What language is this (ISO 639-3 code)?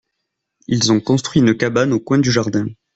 fra